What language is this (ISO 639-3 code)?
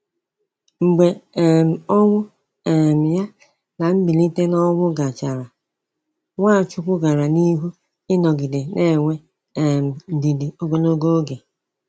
ibo